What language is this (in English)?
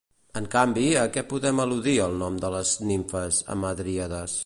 Catalan